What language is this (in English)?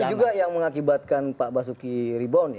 Indonesian